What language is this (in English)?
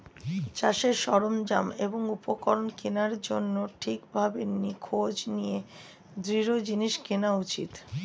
Bangla